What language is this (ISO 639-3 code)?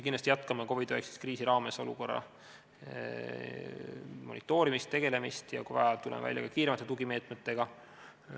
est